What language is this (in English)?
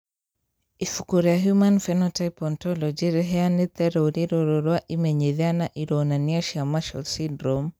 Kikuyu